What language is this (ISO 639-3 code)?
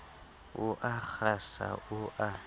sot